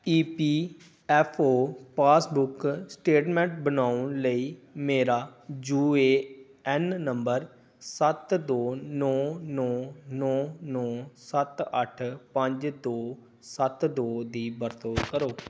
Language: Punjabi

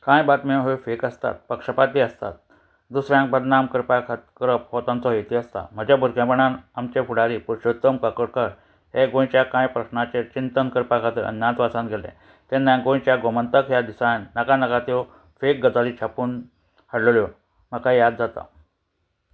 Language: Konkani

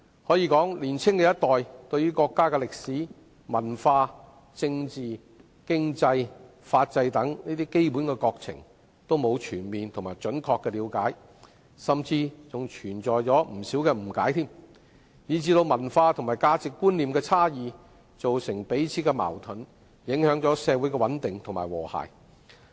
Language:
Cantonese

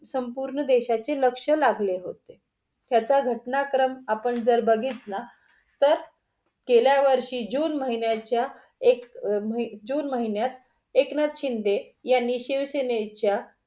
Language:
Marathi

